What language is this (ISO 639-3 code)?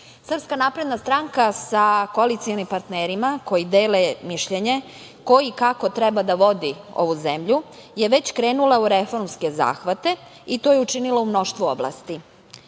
srp